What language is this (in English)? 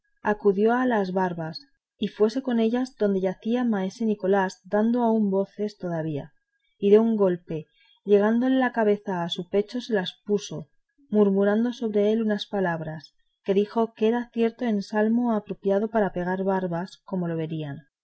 Spanish